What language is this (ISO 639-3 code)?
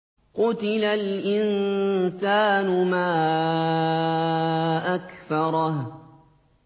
ara